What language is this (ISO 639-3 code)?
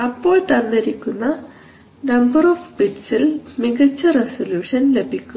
mal